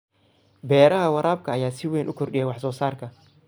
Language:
Somali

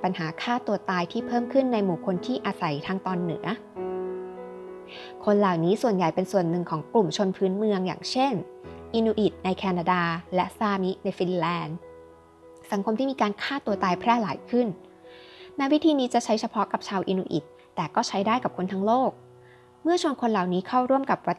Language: Thai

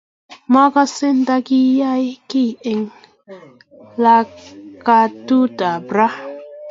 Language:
Kalenjin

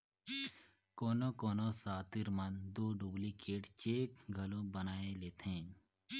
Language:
Chhattisgarhi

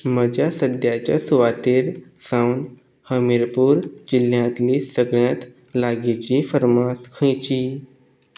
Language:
Konkani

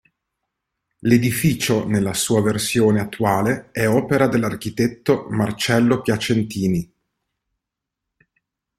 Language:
Italian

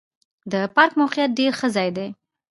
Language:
Pashto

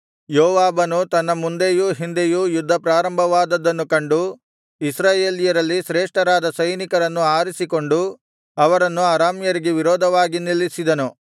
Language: Kannada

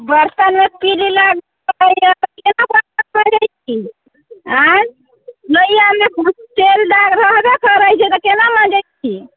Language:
Maithili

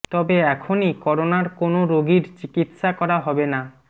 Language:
Bangla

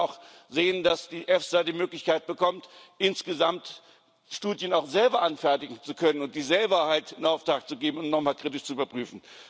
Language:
German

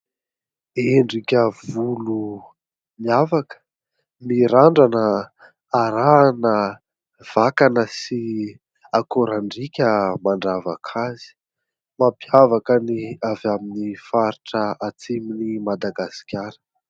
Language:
Malagasy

